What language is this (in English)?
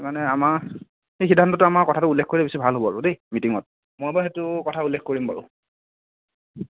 Assamese